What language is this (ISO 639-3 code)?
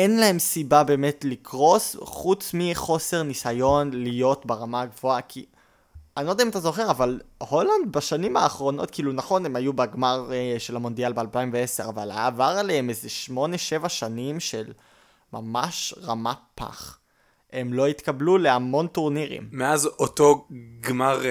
heb